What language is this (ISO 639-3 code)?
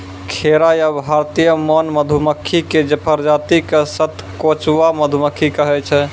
mai